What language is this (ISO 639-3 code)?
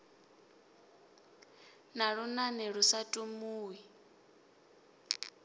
ven